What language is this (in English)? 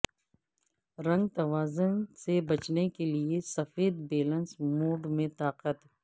Urdu